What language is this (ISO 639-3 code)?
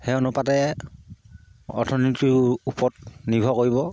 asm